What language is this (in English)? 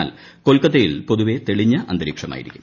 Malayalam